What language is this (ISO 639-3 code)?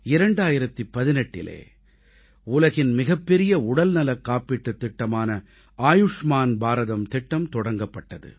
tam